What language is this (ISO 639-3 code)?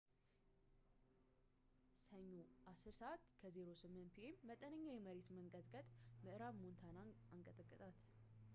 amh